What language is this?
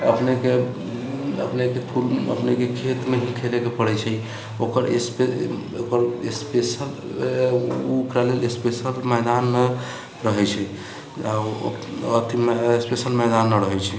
Maithili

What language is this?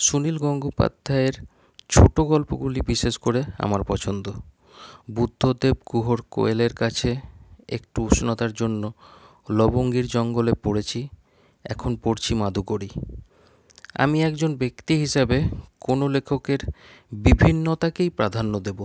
Bangla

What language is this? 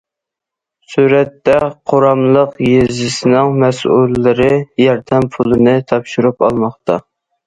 Uyghur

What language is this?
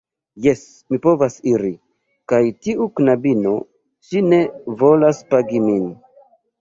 Esperanto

